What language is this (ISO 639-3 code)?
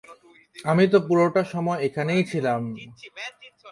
ben